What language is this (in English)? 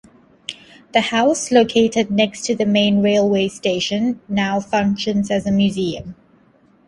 English